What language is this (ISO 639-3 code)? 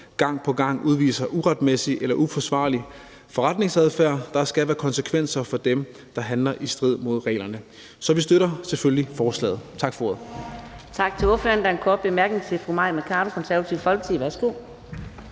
dan